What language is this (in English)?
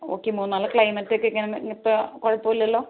Malayalam